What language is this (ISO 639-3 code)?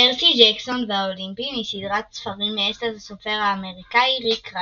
heb